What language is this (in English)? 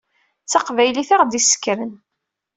Kabyle